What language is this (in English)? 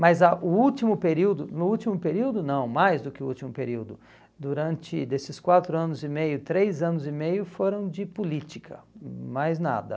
Portuguese